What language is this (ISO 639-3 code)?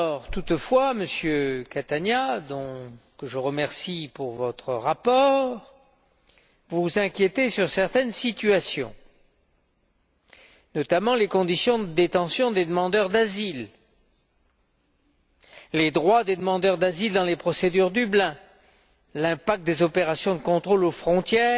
fra